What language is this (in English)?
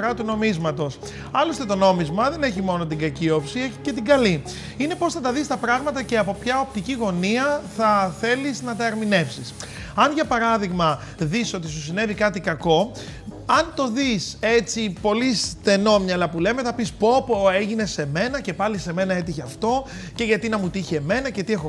Greek